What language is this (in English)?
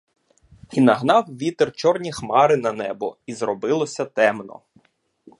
Ukrainian